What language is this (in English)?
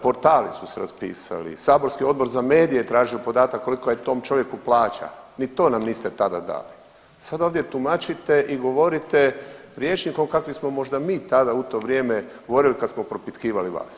Croatian